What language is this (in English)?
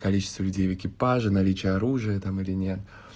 Russian